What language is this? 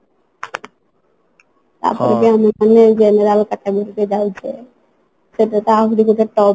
Odia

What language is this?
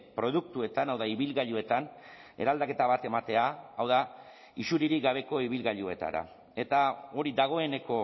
Basque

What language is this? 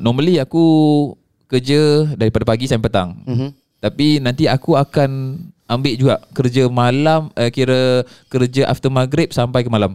Malay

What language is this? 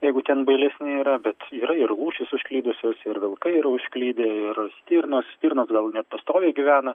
Lithuanian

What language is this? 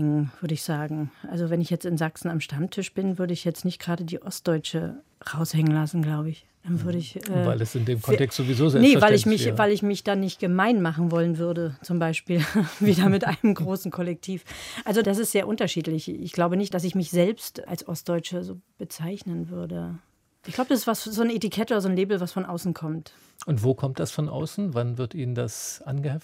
German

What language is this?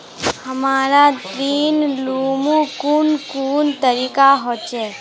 Magahi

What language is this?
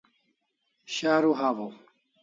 Kalasha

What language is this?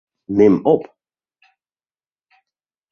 Western Frisian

